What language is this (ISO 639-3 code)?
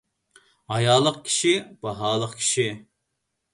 uig